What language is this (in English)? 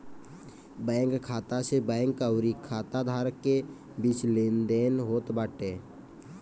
Bhojpuri